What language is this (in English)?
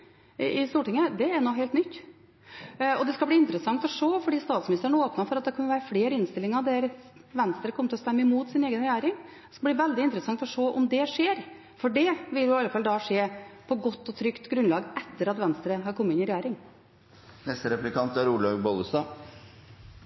Norwegian Bokmål